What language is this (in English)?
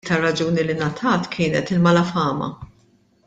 Maltese